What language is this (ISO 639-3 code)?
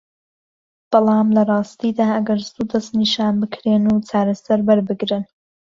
ckb